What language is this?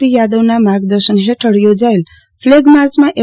Gujarati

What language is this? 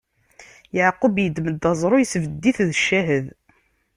Kabyle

